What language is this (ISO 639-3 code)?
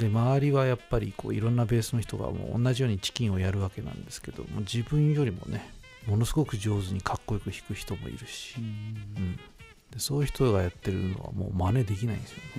jpn